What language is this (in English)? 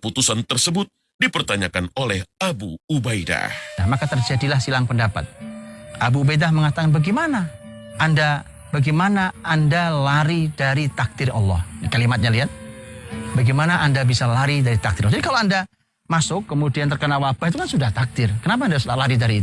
Indonesian